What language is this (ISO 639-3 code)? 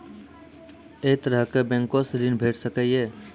mai